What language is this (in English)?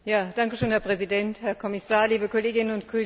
German